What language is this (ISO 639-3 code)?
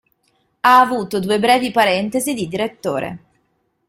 ita